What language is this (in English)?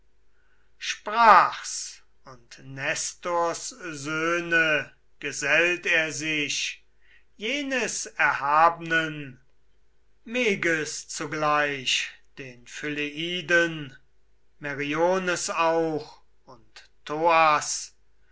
German